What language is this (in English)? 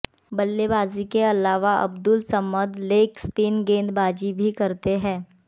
Hindi